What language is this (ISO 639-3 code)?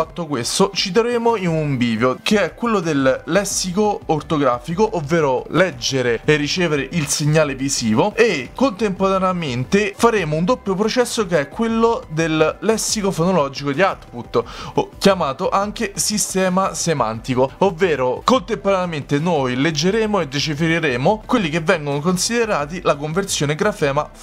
ita